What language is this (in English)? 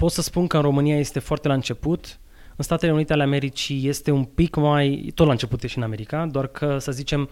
Romanian